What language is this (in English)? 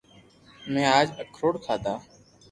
Loarki